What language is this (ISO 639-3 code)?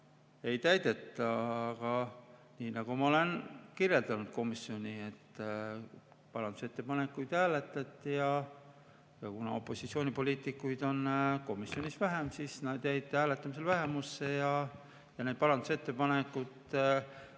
est